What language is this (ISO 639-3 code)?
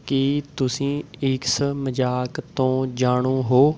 pan